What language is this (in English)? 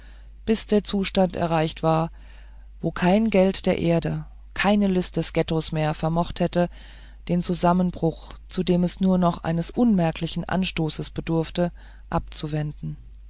German